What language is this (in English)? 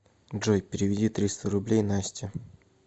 Russian